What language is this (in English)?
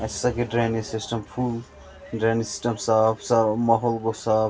Kashmiri